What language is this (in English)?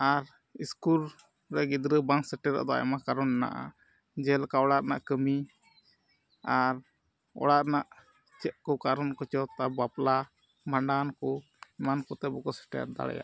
Santali